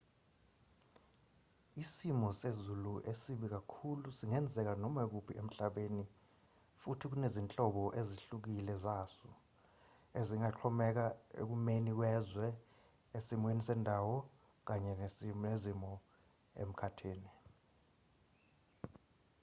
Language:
Zulu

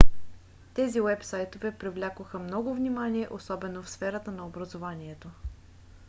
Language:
Bulgarian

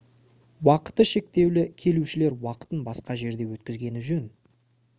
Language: Kazakh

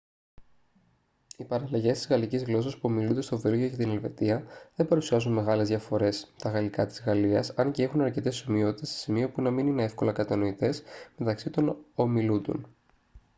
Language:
Greek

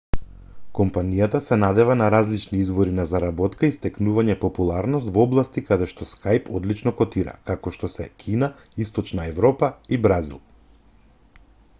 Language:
Macedonian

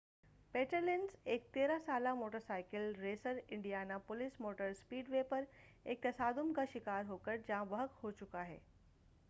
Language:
Urdu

